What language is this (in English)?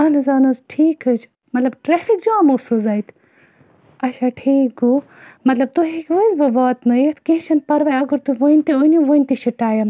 Kashmiri